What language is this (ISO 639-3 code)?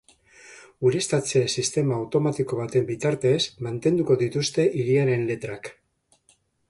eus